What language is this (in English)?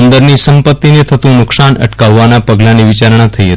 Gujarati